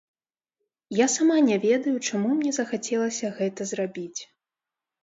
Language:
Belarusian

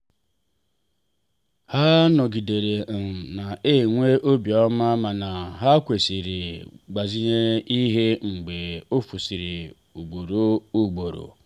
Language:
Igbo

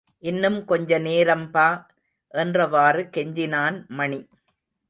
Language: Tamil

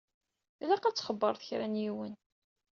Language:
Kabyle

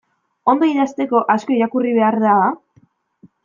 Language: Basque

